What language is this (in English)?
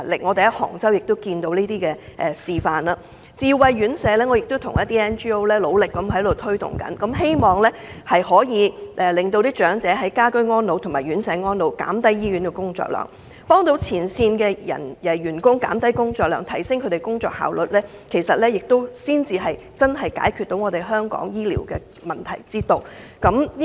Cantonese